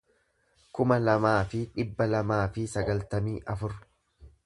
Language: Oromo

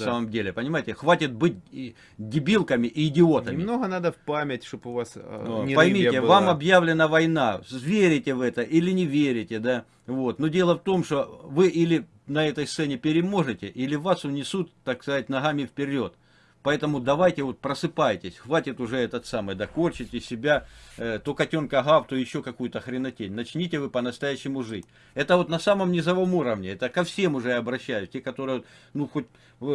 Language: Russian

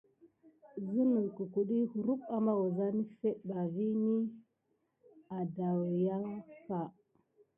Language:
Gidar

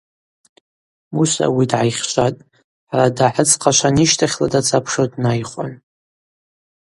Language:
Abaza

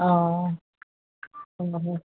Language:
Assamese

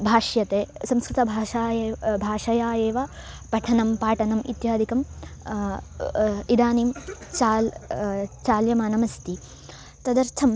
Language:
Sanskrit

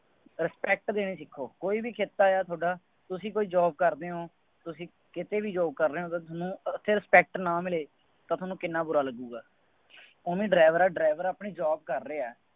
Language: Punjabi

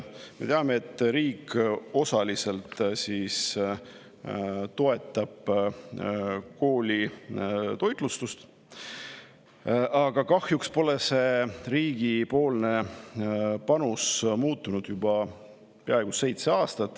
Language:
Estonian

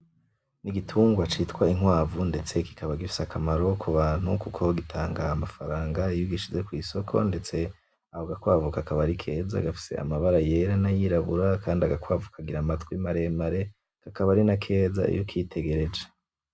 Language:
Rundi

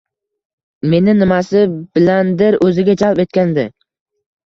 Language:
Uzbek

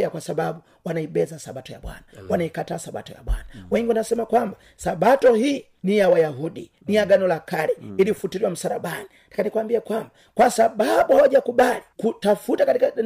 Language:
Swahili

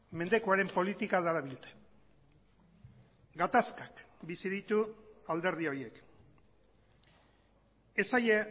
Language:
Basque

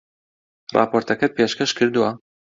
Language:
Central Kurdish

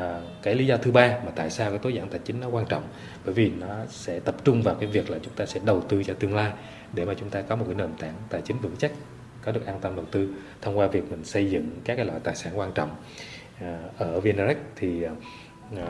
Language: Vietnamese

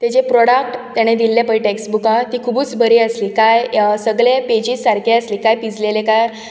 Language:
Konkani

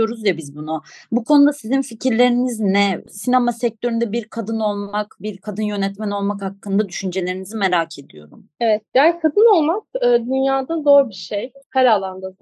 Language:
Turkish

